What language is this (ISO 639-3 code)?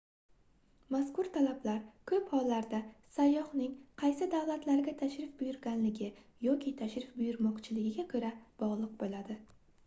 uzb